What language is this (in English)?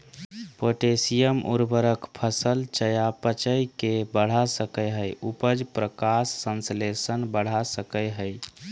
Magahi